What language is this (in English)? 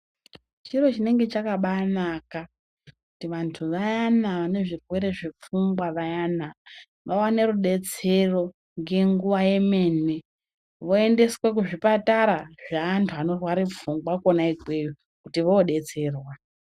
Ndau